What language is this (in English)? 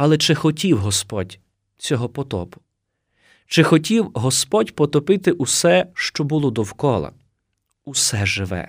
Ukrainian